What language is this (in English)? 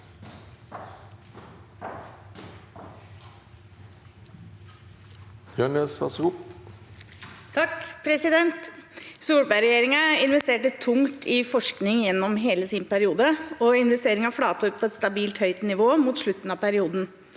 Norwegian